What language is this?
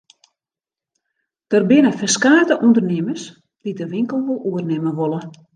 Western Frisian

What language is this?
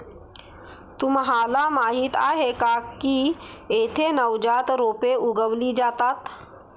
Marathi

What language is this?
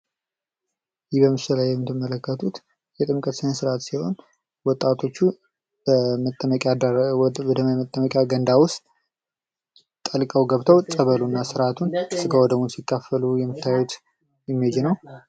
Amharic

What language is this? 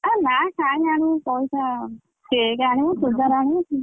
Odia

